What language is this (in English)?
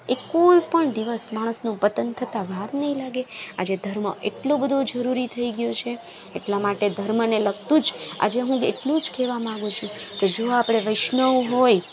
Gujarati